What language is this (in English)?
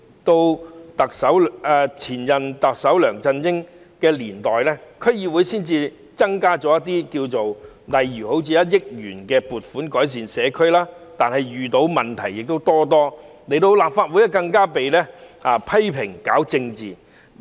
Cantonese